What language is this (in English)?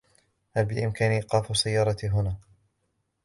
Arabic